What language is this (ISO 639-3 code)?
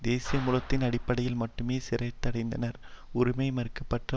tam